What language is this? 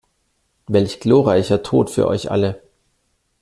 German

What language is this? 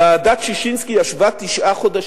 Hebrew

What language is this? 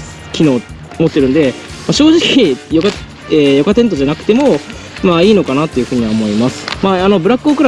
Japanese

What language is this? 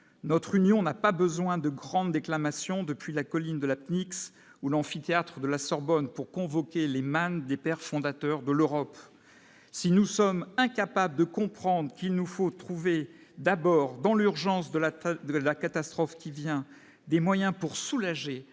French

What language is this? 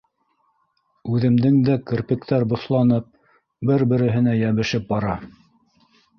Bashkir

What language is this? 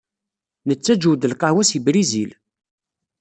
Kabyle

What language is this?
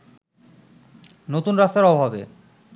Bangla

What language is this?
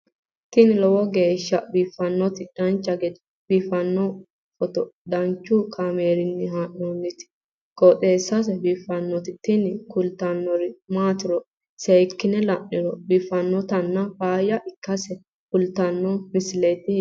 Sidamo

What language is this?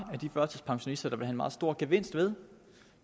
Danish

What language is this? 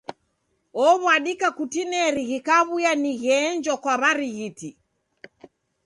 Taita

